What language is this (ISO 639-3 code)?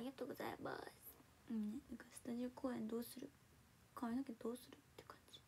jpn